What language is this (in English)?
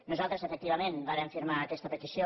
Catalan